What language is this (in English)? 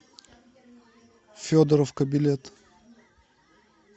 Russian